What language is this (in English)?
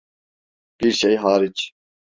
Turkish